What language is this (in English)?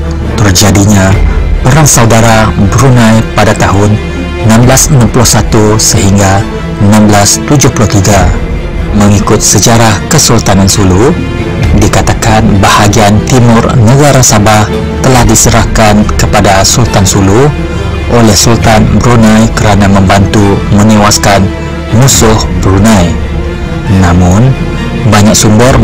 Malay